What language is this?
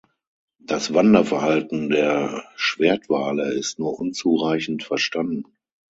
German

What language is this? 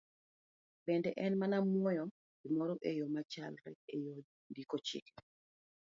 Luo (Kenya and Tanzania)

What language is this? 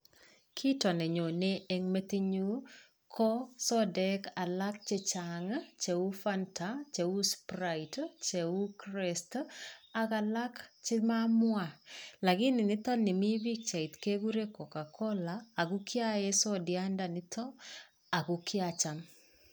Kalenjin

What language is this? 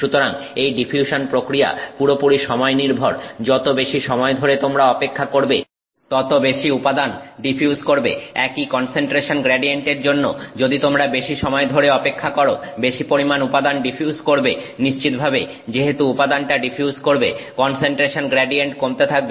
Bangla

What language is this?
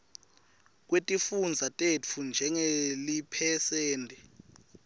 Swati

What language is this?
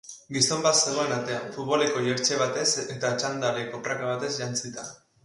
Basque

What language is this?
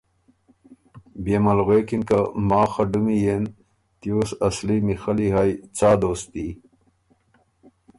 Ormuri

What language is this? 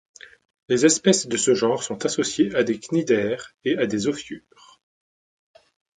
French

